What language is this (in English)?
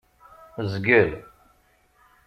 Kabyle